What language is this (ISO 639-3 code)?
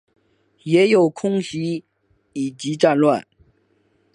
zho